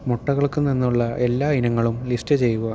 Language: Malayalam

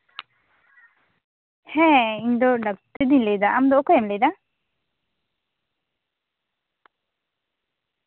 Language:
Santali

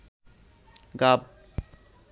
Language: Bangla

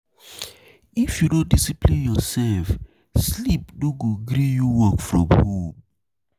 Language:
Nigerian Pidgin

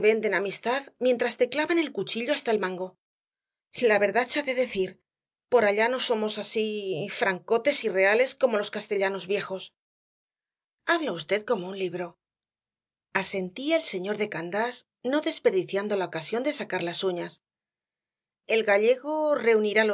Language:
Spanish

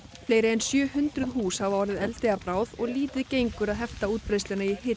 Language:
Icelandic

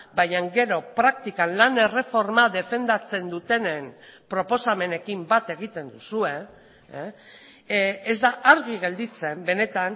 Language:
Basque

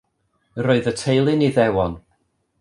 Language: Welsh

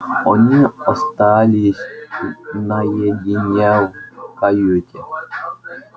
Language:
Russian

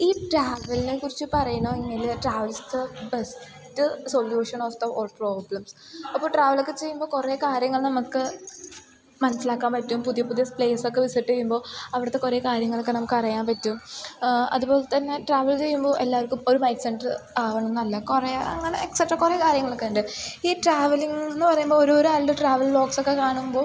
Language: Malayalam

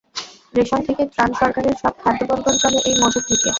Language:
Bangla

